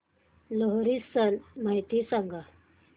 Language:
Marathi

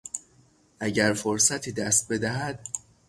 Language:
Persian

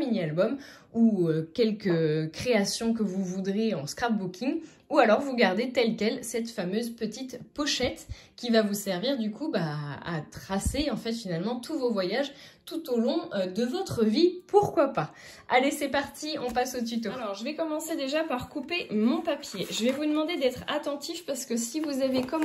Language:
French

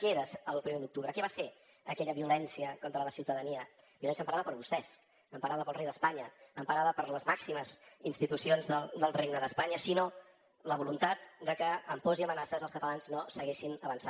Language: Catalan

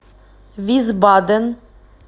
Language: Russian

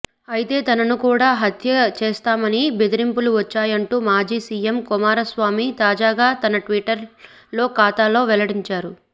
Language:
Telugu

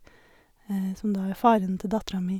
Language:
Norwegian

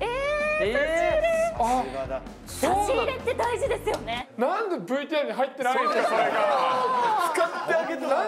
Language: Japanese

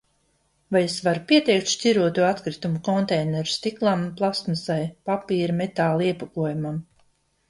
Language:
Latvian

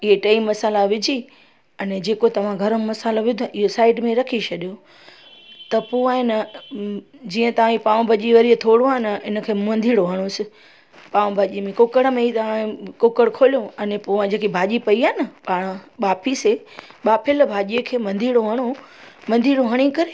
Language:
Sindhi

